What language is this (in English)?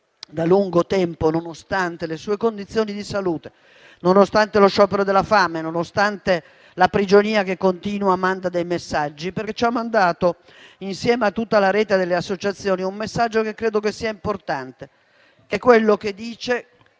Italian